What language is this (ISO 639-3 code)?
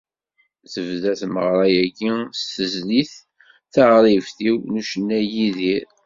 kab